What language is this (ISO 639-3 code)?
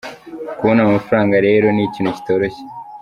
kin